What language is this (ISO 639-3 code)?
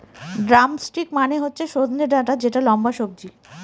ben